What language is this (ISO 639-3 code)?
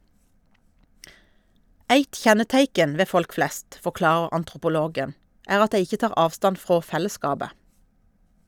nor